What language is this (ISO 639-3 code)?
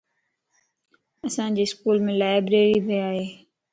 lss